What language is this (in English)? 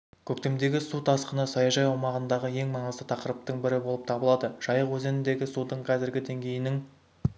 Kazakh